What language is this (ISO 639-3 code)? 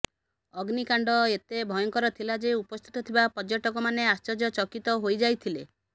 ori